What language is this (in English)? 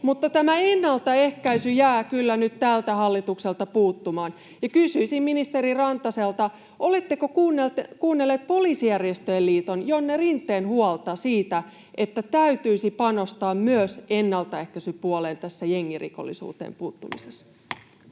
Finnish